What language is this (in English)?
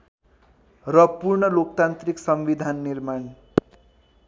Nepali